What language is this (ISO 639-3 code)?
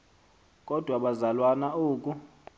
xho